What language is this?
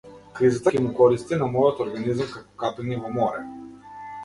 Macedonian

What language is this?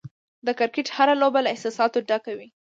Pashto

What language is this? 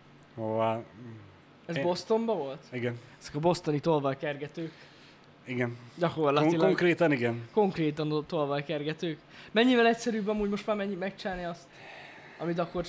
Hungarian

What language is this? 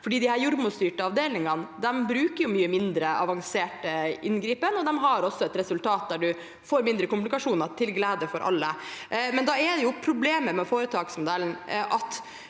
Norwegian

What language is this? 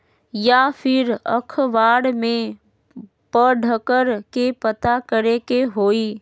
Magahi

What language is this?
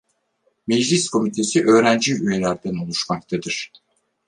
Turkish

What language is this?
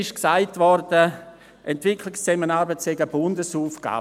Swiss German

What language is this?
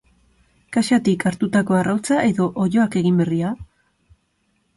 Basque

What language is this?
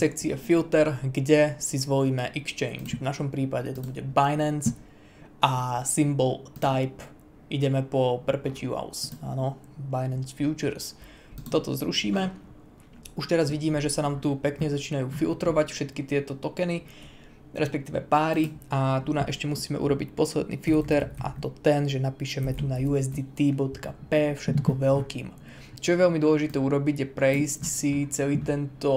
Czech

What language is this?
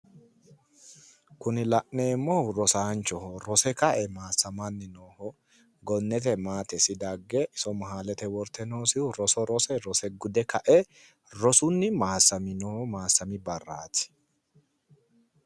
Sidamo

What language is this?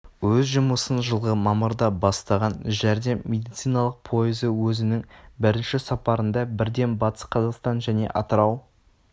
Kazakh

